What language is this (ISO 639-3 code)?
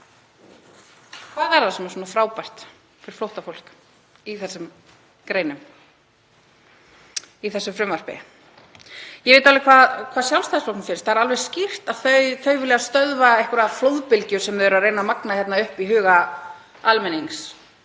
isl